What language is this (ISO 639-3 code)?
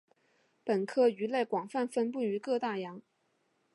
zho